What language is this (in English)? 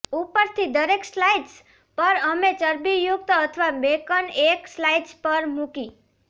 Gujarati